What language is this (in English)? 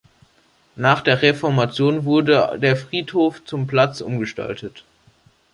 German